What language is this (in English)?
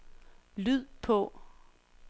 Danish